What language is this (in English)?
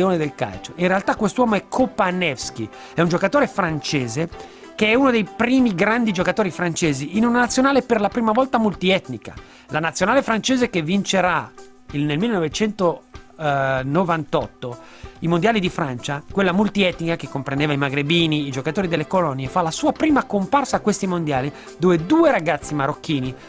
Italian